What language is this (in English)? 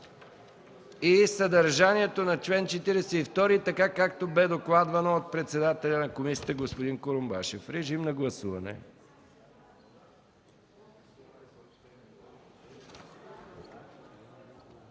Bulgarian